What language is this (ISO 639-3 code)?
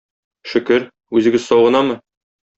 tat